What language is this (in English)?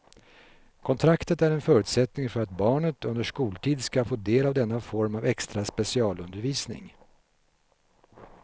Swedish